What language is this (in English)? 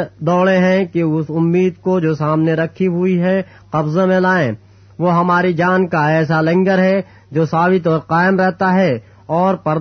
Urdu